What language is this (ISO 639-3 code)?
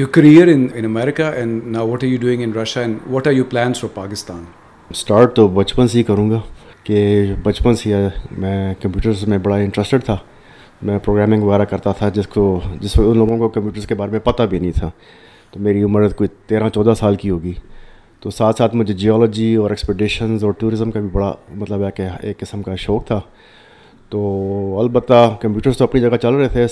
urd